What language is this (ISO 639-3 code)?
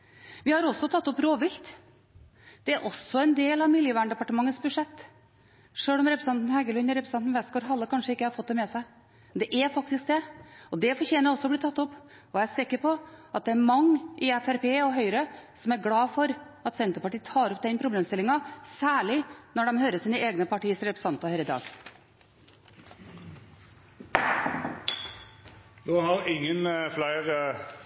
nor